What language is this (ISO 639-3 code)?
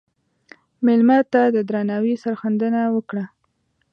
pus